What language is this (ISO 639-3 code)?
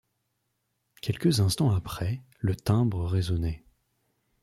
fra